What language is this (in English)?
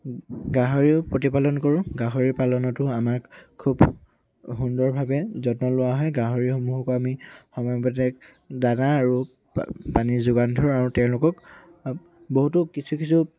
Assamese